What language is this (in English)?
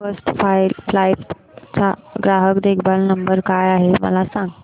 Marathi